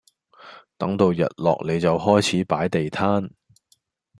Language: Cantonese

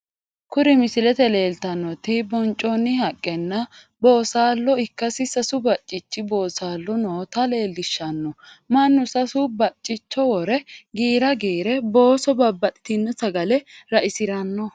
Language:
Sidamo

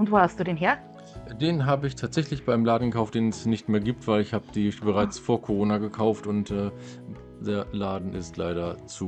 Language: German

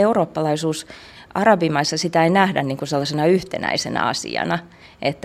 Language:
Finnish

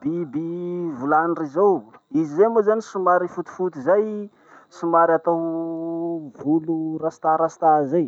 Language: Masikoro Malagasy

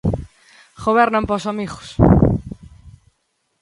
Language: Galician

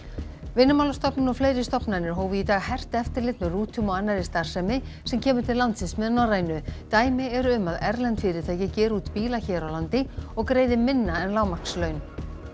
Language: Icelandic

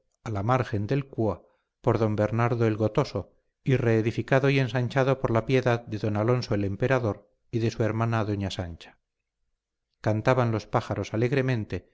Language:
Spanish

